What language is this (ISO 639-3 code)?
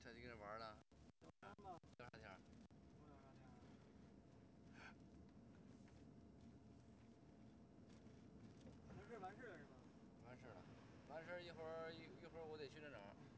zho